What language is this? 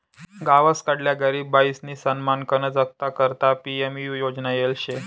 Marathi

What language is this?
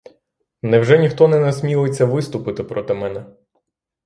Ukrainian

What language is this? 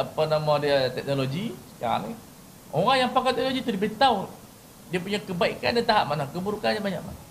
Malay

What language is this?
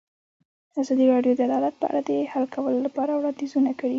Pashto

